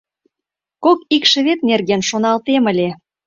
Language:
Mari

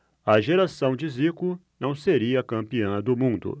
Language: Portuguese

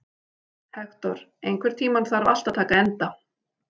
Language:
Icelandic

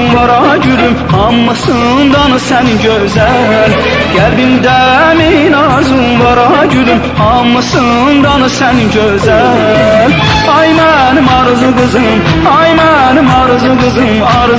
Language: Persian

